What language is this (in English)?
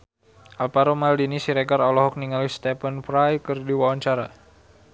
Sundanese